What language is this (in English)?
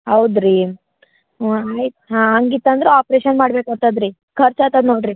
Kannada